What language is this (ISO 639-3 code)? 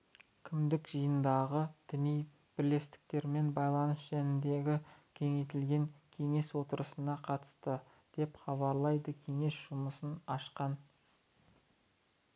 kaz